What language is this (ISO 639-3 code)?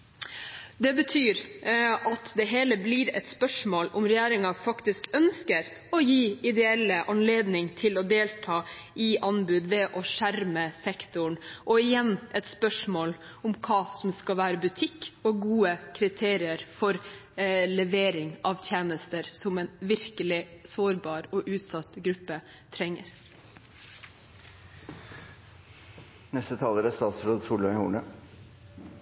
nob